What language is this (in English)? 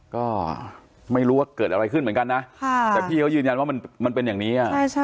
Thai